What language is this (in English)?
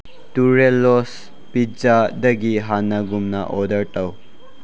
Manipuri